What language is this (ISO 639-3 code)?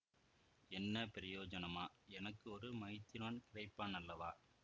tam